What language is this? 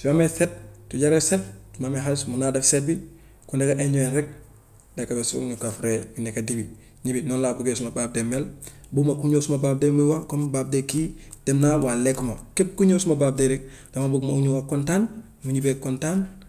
Gambian Wolof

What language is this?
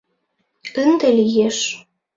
Mari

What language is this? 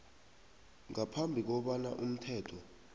South Ndebele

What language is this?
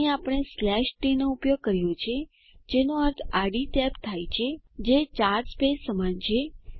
Gujarati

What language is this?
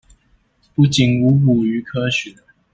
Chinese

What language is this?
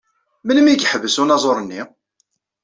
Kabyle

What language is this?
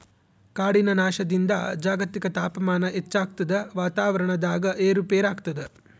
Kannada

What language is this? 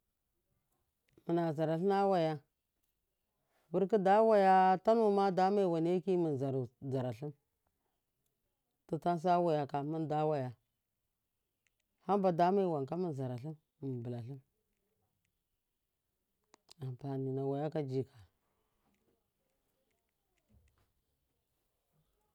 Miya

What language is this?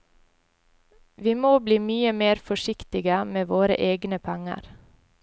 Norwegian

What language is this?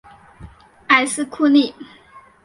Chinese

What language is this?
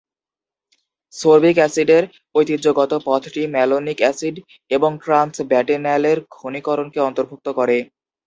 Bangla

